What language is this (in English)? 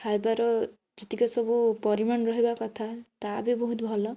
Odia